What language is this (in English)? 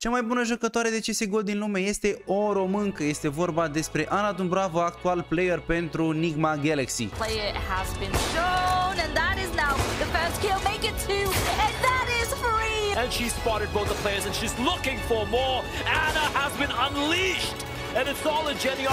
Romanian